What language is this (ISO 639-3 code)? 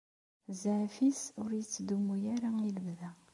kab